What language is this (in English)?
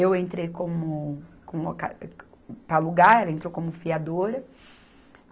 Portuguese